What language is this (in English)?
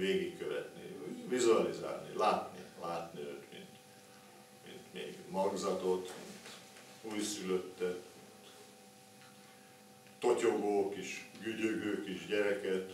Hungarian